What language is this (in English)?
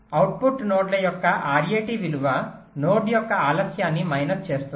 Telugu